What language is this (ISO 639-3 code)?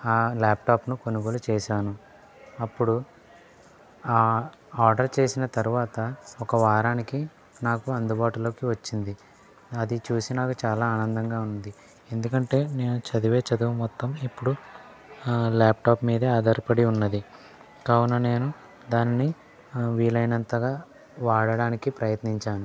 tel